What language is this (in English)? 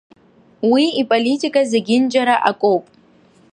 Abkhazian